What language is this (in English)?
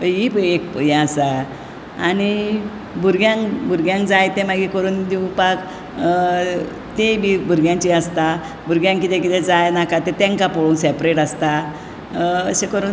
Konkani